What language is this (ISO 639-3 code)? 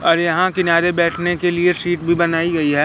hin